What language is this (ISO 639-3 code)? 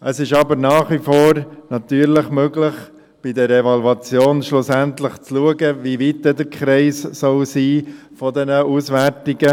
gsw